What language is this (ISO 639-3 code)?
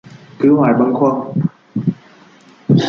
vie